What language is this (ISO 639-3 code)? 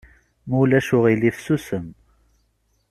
kab